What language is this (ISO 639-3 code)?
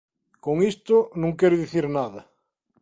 glg